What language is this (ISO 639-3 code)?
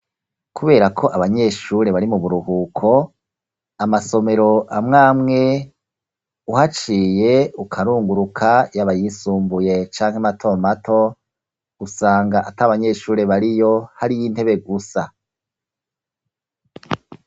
run